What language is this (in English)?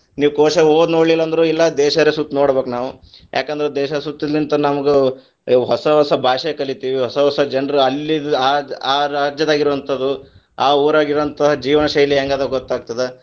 Kannada